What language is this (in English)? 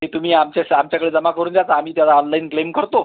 Marathi